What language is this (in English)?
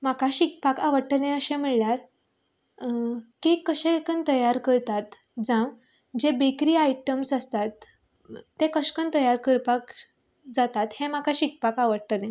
Konkani